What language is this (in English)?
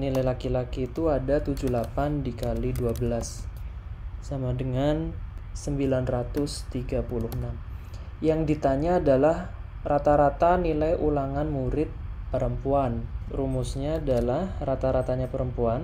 Indonesian